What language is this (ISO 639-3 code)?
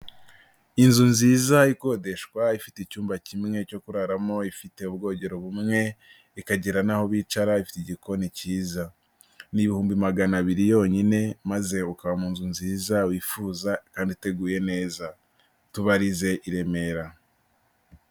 kin